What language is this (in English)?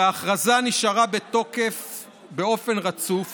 Hebrew